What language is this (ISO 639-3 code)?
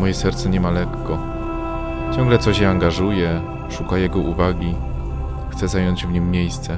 pol